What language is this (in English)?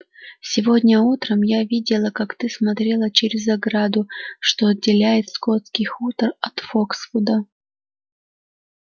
Russian